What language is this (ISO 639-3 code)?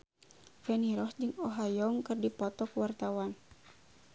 sun